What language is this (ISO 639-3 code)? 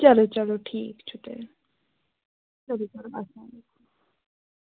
kas